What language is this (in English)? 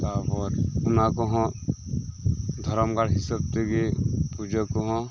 Santali